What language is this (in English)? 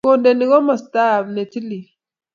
Kalenjin